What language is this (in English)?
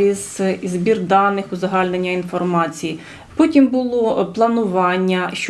Ukrainian